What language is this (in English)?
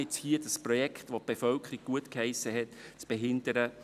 Swiss German